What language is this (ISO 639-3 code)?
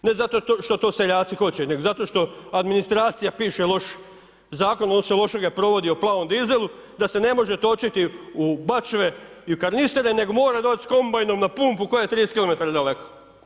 hrv